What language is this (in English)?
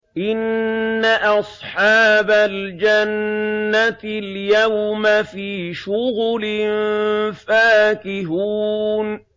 Arabic